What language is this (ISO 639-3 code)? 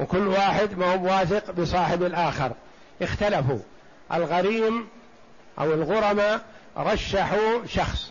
ara